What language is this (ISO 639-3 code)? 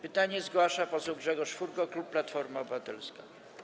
pol